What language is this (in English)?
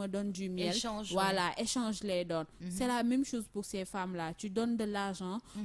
French